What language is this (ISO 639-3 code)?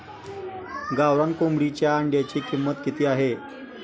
mar